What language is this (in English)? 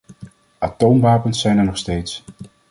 Dutch